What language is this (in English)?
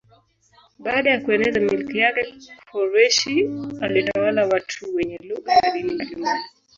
Swahili